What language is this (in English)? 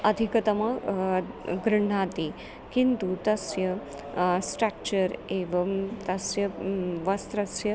Sanskrit